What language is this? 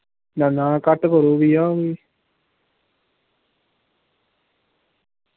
Dogri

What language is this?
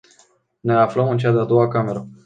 Romanian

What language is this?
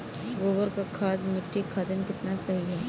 Bhojpuri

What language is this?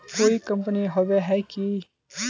Magahi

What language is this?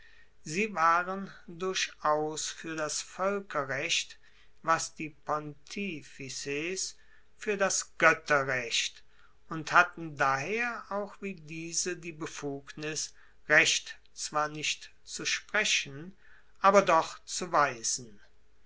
German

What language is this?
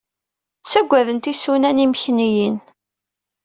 Kabyle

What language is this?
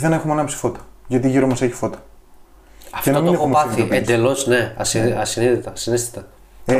Greek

